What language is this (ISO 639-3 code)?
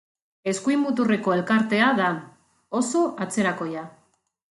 eus